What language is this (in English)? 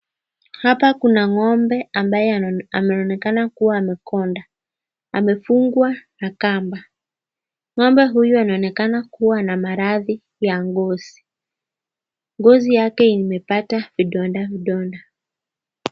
Swahili